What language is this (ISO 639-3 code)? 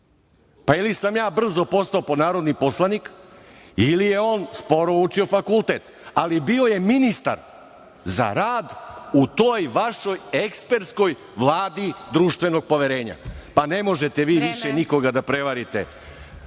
srp